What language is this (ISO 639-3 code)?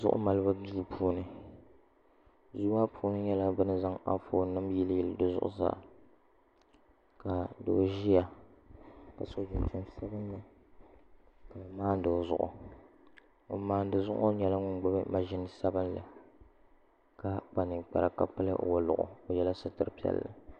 dag